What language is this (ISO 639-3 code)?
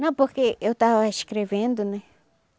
por